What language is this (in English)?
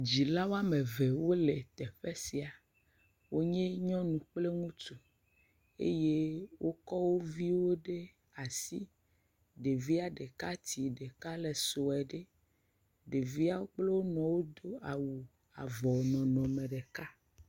Ewe